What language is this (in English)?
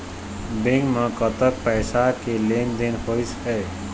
Chhattisgarhi